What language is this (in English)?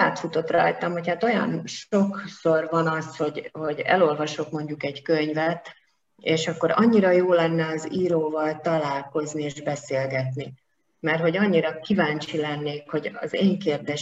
Hungarian